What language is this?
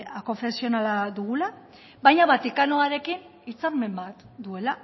Basque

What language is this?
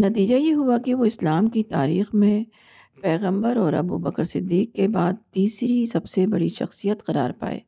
Urdu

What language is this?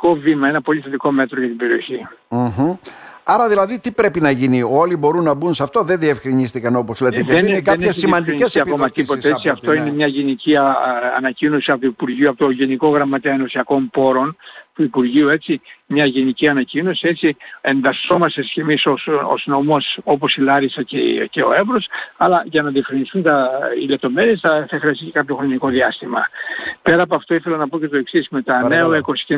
Greek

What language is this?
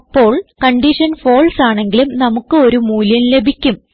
Malayalam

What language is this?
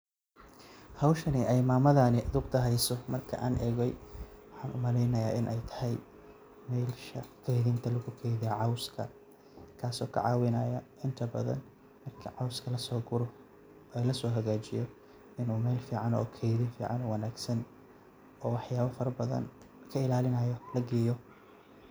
Somali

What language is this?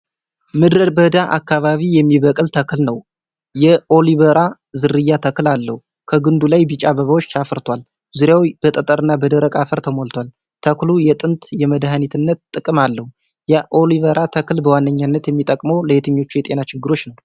Amharic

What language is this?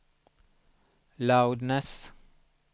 Swedish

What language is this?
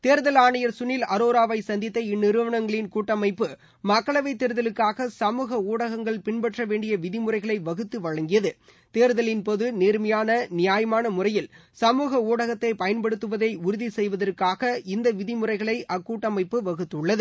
Tamil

